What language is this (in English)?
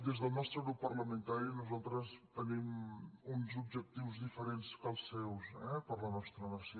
Catalan